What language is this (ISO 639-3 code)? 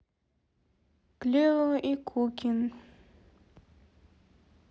rus